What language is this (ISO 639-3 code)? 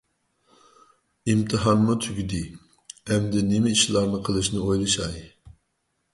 uig